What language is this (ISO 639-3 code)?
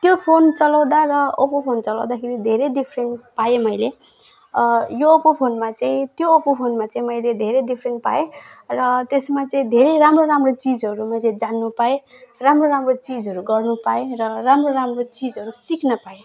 nep